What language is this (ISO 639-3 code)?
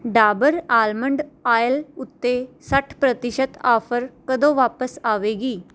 pan